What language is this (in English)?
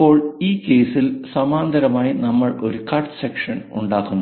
Malayalam